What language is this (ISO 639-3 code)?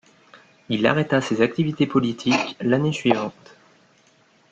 fra